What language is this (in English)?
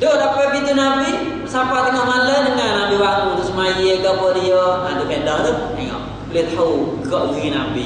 Malay